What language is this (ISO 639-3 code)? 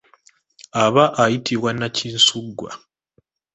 lug